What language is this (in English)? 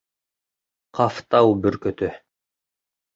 Bashkir